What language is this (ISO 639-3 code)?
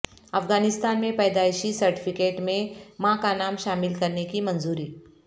urd